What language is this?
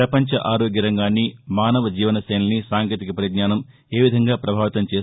Telugu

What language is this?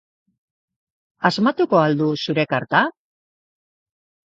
Basque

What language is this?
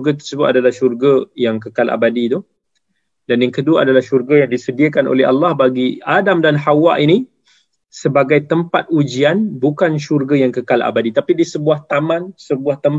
Malay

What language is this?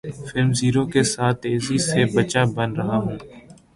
Urdu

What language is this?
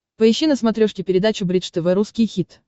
Russian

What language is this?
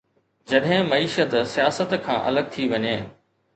Sindhi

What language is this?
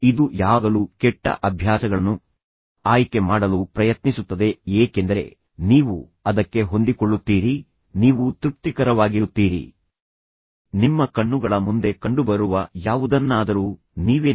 Kannada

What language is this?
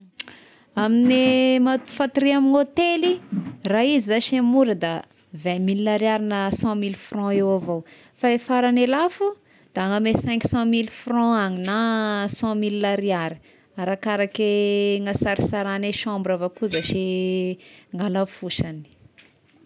Tesaka Malagasy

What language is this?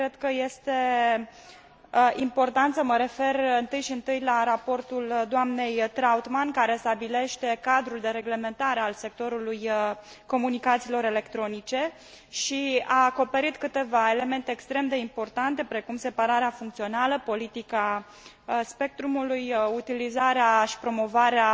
Romanian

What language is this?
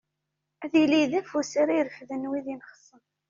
Kabyle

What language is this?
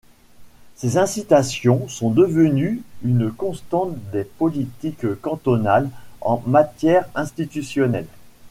French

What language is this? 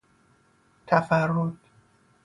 Persian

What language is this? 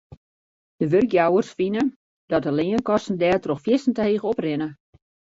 Western Frisian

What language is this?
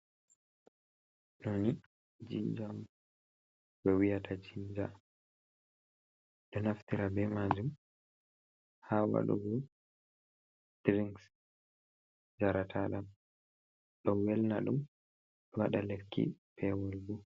Fula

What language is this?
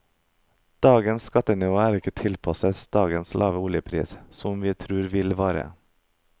Norwegian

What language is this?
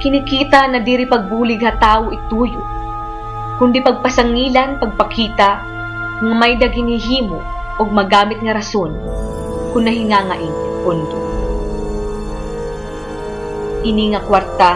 Filipino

